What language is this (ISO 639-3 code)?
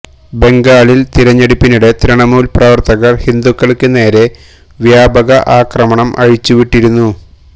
mal